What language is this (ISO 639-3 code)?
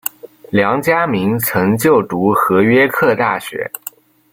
zho